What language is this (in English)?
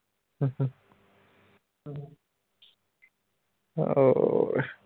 Punjabi